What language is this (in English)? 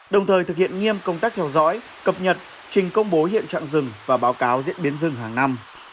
Vietnamese